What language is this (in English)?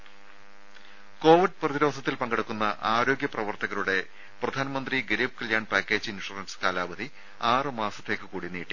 Malayalam